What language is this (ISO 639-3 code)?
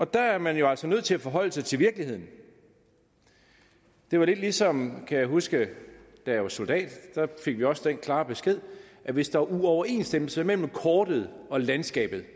dan